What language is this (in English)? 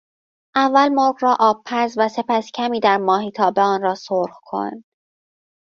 Persian